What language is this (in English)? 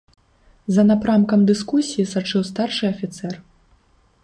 Belarusian